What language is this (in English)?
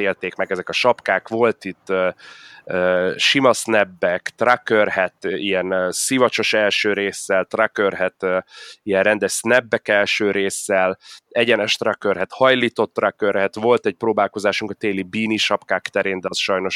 Hungarian